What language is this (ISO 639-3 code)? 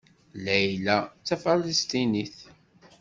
kab